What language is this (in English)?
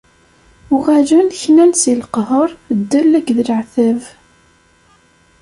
Kabyle